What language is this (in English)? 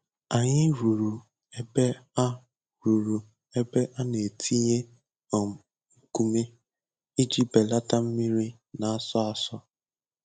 Igbo